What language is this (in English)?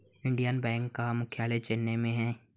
Hindi